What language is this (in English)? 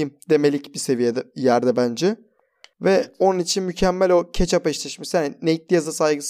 Turkish